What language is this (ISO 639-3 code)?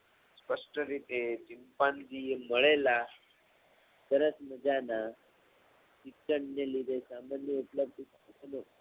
guj